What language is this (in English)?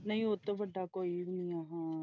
Punjabi